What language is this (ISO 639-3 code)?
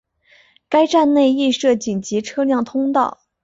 zho